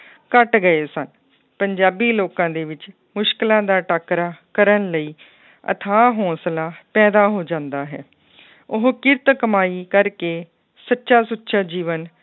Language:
Punjabi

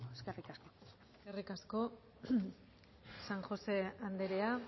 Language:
Basque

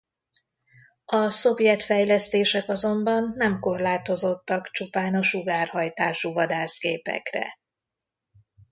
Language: Hungarian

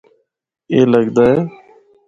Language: Northern Hindko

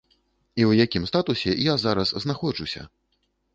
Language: Belarusian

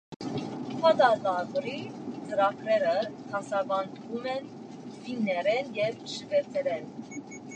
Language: Armenian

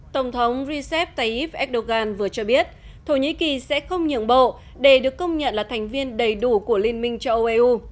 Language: Vietnamese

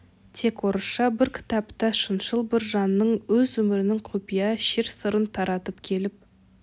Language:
Kazakh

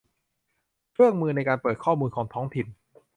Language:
Thai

